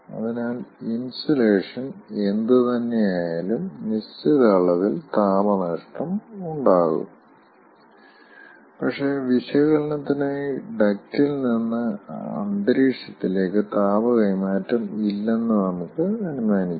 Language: Malayalam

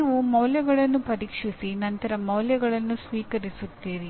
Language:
Kannada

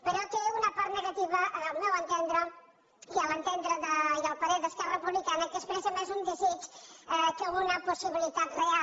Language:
Catalan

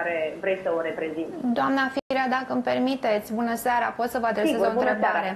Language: Romanian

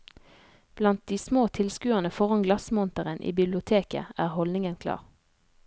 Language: Norwegian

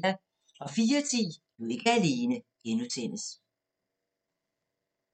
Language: Danish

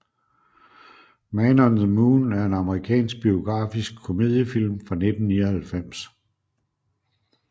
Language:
Danish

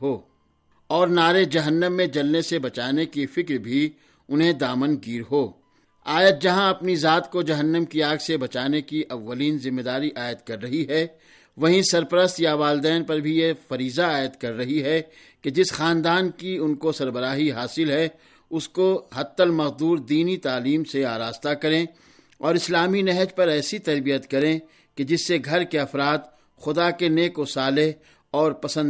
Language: Urdu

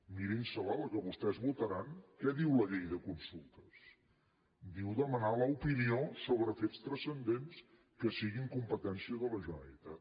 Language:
Catalan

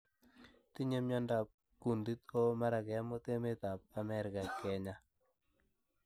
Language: Kalenjin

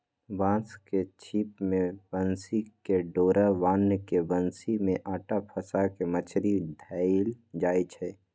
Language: Magahi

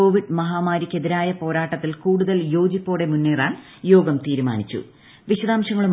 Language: Malayalam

